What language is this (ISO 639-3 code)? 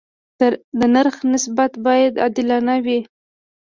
pus